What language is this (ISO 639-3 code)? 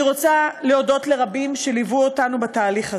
heb